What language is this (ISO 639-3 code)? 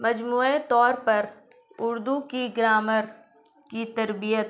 urd